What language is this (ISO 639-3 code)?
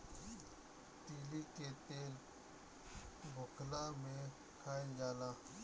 bho